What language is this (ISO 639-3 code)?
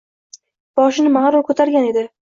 uzb